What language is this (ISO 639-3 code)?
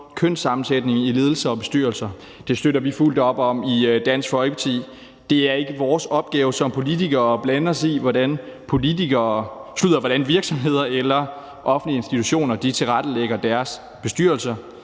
dan